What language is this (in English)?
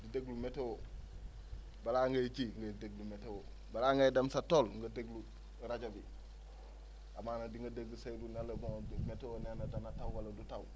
Wolof